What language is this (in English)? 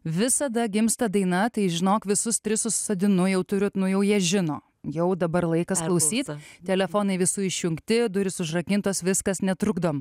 Lithuanian